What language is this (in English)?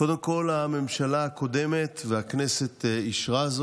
Hebrew